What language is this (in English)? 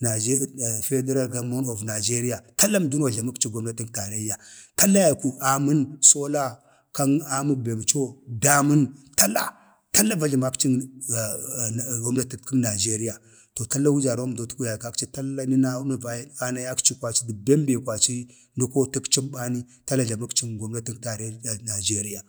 Bade